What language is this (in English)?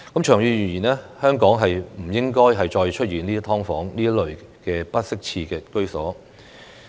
Cantonese